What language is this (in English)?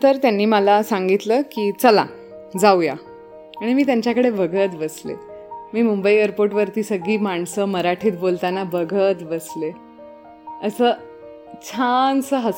Marathi